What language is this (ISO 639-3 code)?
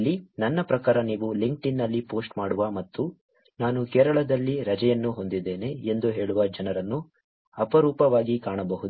kan